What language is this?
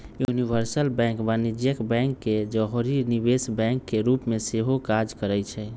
Magahi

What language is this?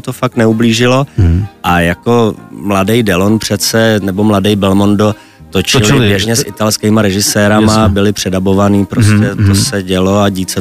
Czech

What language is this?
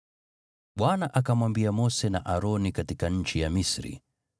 Swahili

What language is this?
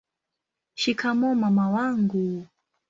Swahili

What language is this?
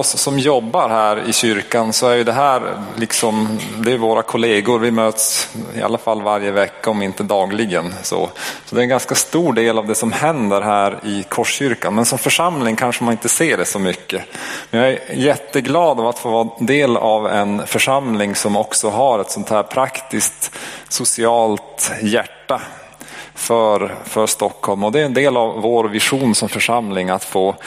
Swedish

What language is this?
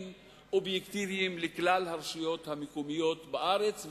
Hebrew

